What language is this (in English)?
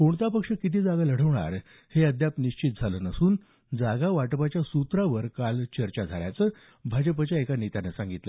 Marathi